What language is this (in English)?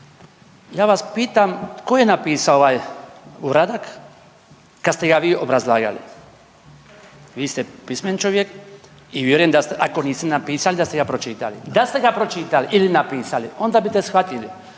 Croatian